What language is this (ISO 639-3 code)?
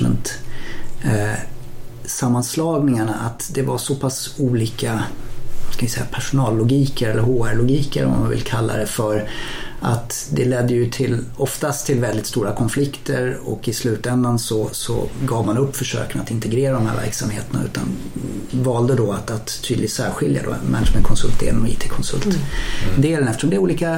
swe